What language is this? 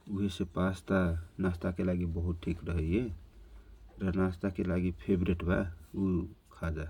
Kochila Tharu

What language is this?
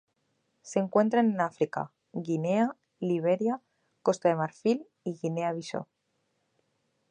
Spanish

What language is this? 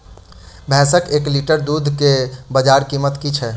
Maithili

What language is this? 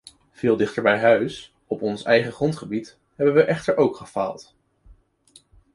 Dutch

